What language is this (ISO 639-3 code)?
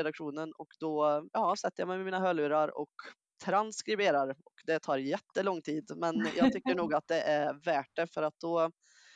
swe